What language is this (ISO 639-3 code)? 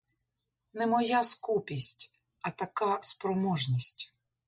ukr